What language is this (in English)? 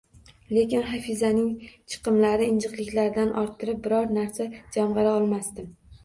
Uzbek